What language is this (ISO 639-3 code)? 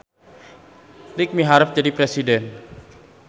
sun